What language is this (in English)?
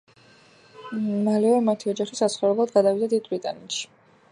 Georgian